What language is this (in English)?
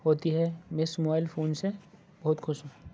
Urdu